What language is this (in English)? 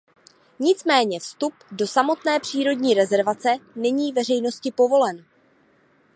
Czech